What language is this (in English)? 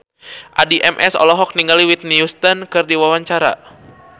Sundanese